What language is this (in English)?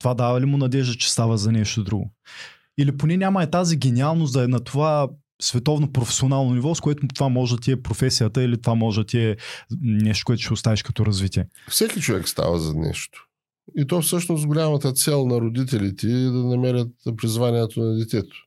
Bulgarian